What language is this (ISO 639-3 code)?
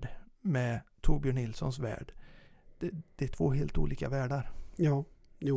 swe